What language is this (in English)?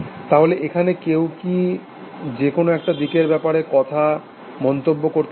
Bangla